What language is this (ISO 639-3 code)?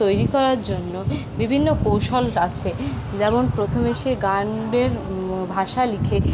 ben